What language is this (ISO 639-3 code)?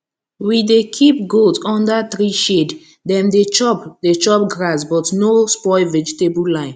pcm